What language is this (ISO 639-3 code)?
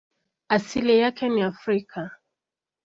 swa